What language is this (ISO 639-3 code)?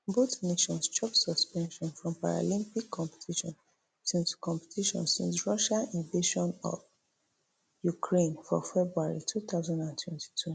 pcm